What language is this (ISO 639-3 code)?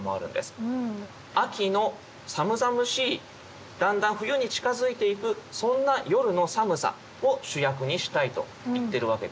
jpn